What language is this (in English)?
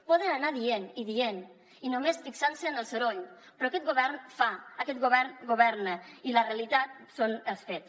Catalan